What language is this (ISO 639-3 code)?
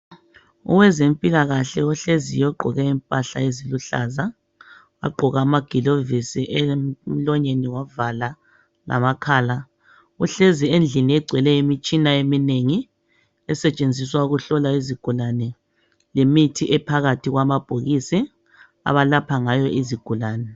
nde